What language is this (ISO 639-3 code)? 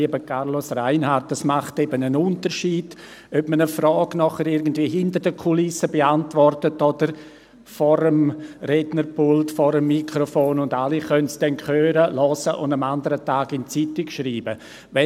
gsw